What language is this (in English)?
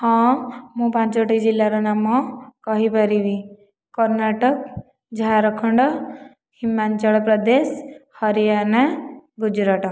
Odia